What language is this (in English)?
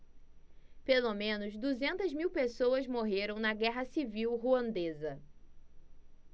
Portuguese